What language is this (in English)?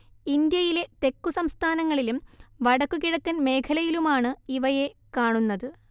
Malayalam